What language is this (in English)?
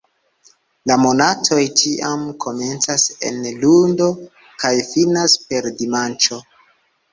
Esperanto